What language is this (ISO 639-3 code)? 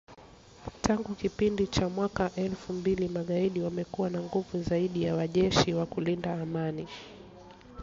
swa